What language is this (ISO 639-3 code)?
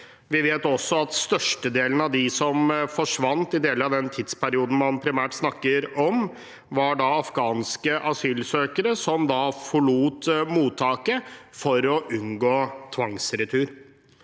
nor